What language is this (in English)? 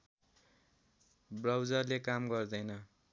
Nepali